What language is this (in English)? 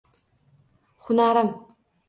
Uzbek